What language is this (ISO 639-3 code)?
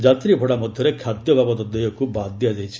ori